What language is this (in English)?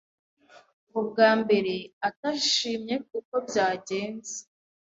Kinyarwanda